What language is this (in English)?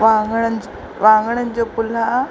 Sindhi